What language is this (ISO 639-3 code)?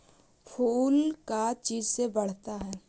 mag